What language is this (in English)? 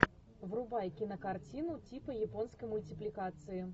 Russian